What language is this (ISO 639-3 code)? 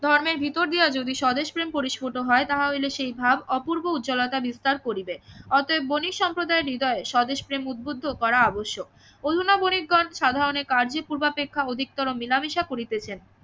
ben